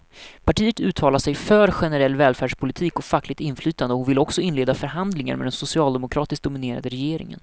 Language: Swedish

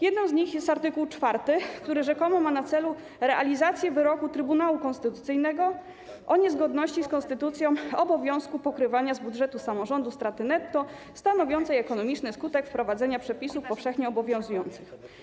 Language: Polish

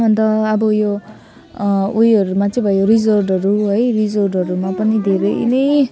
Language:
Nepali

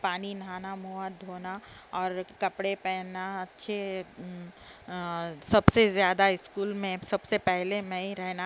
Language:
Urdu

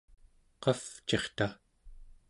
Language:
Central Yupik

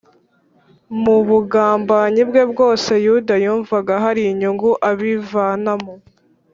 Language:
Kinyarwanda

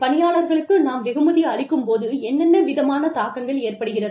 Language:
Tamil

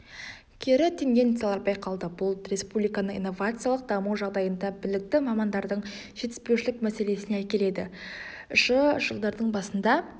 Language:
Kazakh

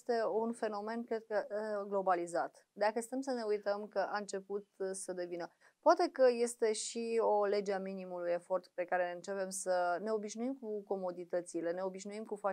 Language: Romanian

